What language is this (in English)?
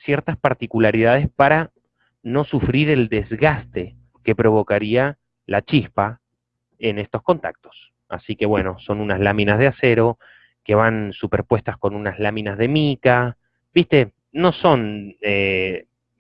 Spanish